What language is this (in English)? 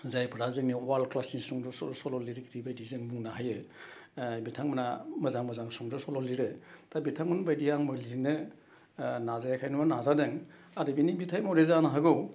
Bodo